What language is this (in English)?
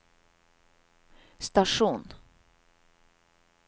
Norwegian